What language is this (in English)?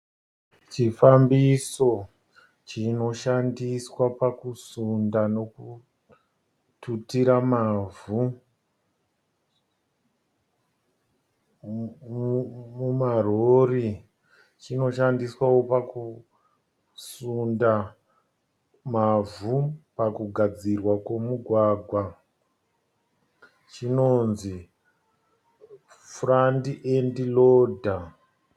Shona